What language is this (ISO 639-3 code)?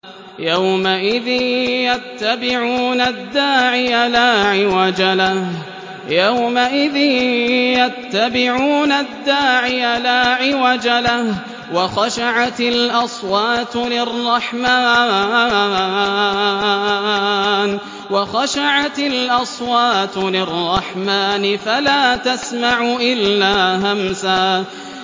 ara